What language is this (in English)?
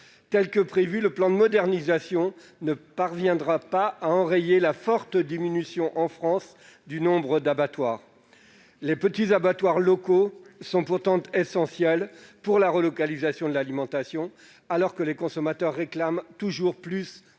French